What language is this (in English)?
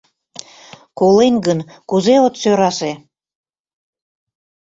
Mari